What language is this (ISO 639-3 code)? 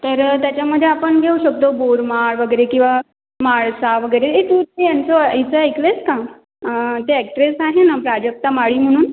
mar